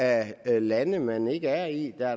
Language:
Danish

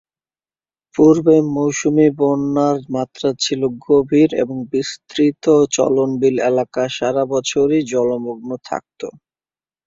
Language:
Bangla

